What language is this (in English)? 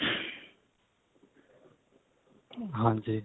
Punjabi